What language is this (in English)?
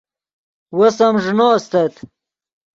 Yidgha